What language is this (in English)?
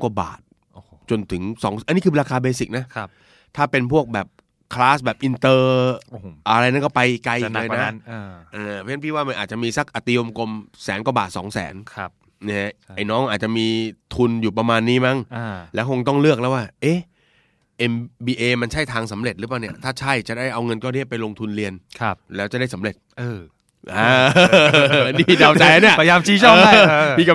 Thai